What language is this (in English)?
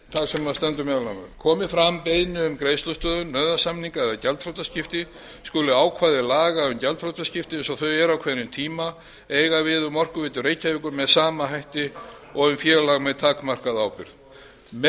Icelandic